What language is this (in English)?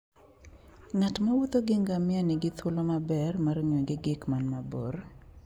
Luo (Kenya and Tanzania)